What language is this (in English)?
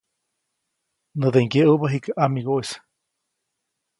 Copainalá Zoque